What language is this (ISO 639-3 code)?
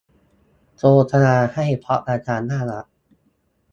tha